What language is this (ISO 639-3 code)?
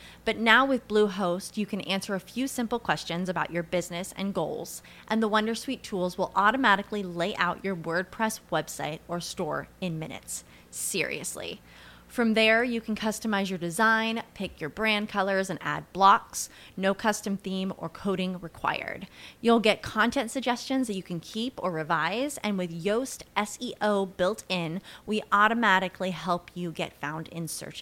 ita